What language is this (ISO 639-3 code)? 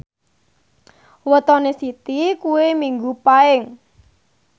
jav